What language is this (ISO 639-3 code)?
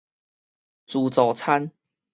nan